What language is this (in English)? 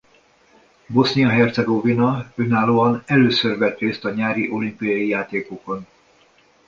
Hungarian